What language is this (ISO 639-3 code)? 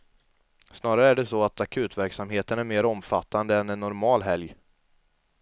swe